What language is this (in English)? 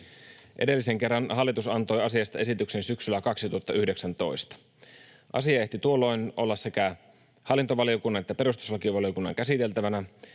Finnish